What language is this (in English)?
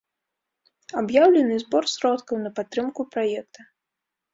Belarusian